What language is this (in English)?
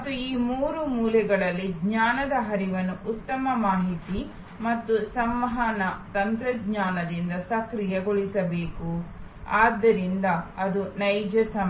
Kannada